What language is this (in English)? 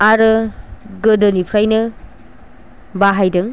Bodo